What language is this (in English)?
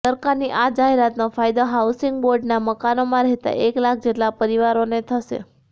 Gujarati